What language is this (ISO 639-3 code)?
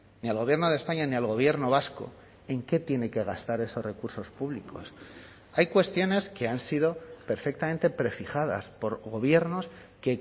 spa